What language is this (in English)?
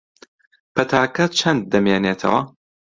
Central Kurdish